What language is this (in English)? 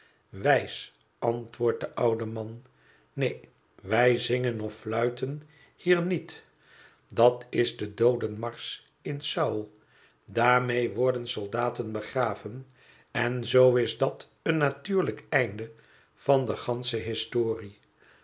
Dutch